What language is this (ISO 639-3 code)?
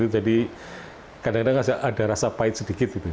ind